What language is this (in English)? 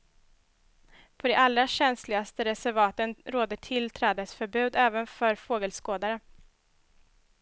Swedish